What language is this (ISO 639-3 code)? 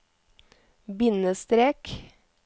nor